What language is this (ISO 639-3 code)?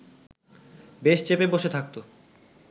ben